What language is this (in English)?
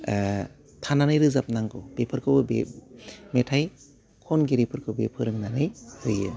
Bodo